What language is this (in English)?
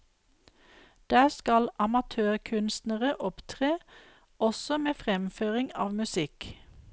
Norwegian